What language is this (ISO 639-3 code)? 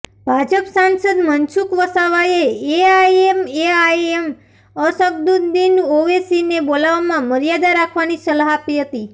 guj